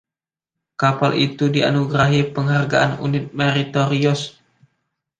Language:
Indonesian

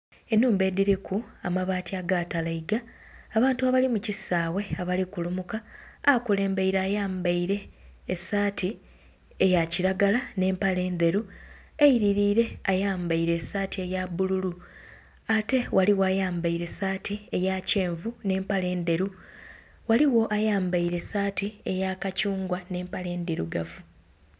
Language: Soga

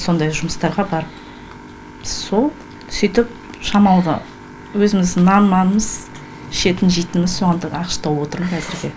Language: Kazakh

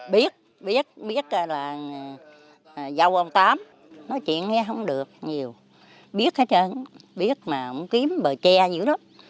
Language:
Vietnamese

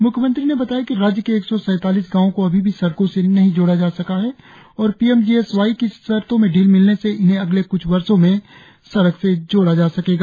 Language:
Hindi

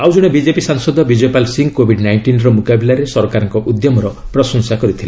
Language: Odia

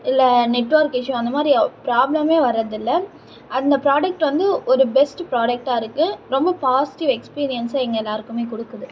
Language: Tamil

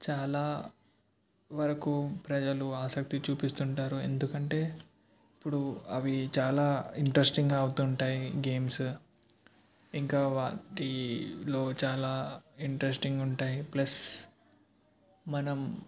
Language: Telugu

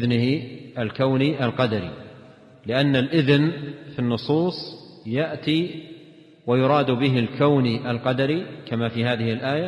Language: Arabic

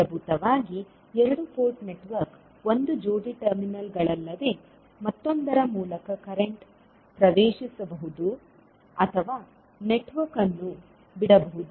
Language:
Kannada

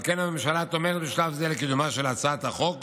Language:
Hebrew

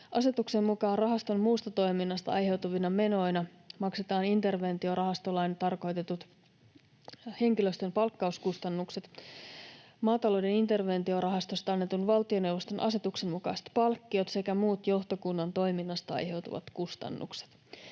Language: Finnish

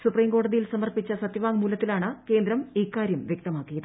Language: Malayalam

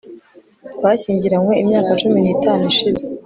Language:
Kinyarwanda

